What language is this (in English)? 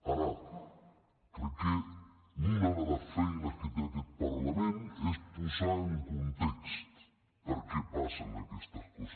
Catalan